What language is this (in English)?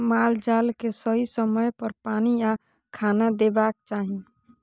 Maithili